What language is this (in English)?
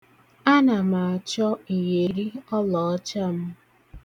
Igbo